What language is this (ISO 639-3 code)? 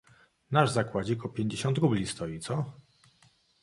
pol